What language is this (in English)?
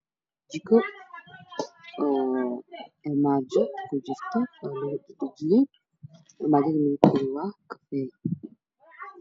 Somali